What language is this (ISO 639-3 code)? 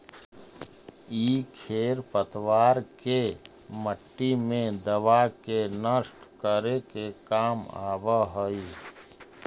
mag